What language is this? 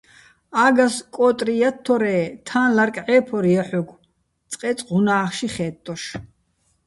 Bats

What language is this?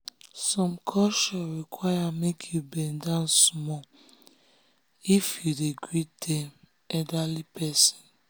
Nigerian Pidgin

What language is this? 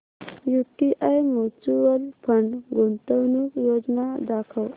Marathi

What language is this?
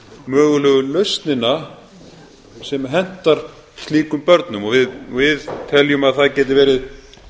Icelandic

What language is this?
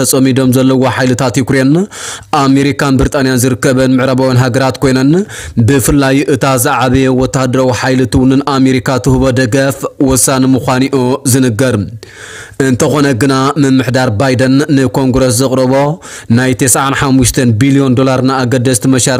Arabic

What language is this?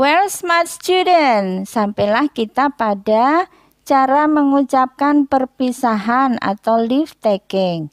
Indonesian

